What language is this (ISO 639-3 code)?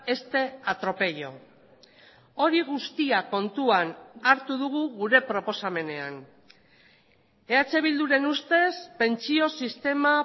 eus